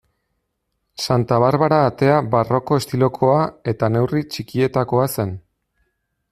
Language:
Basque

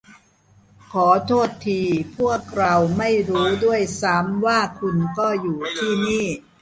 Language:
Thai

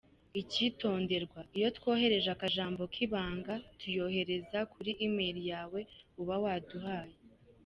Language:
Kinyarwanda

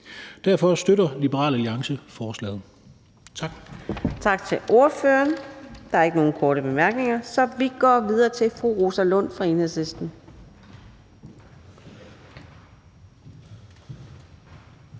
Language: Danish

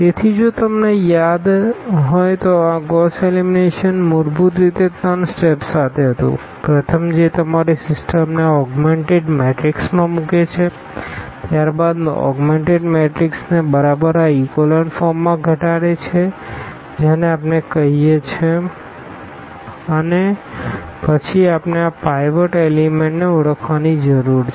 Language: Gujarati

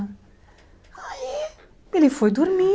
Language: Portuguese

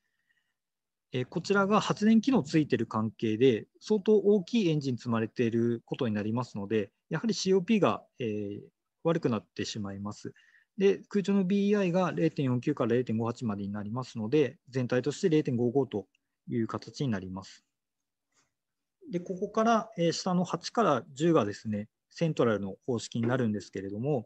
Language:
Japanese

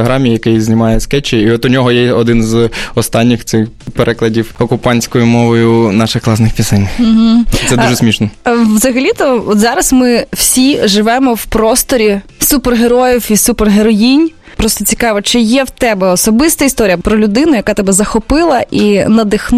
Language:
Ukrainian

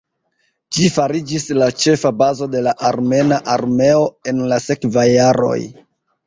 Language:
Esperanto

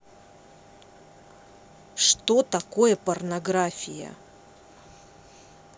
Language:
Russian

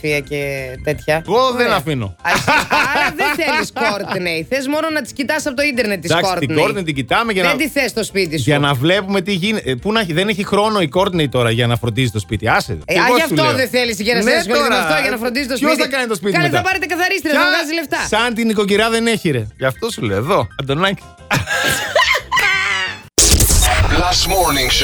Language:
Greek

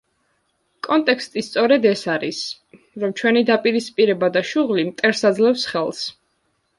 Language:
Georgian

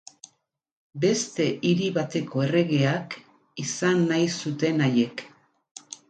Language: Basque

